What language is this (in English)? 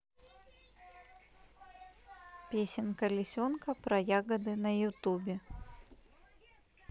Russian